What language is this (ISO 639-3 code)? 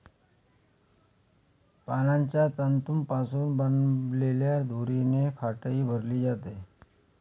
mar